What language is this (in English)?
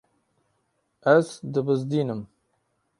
Kurdish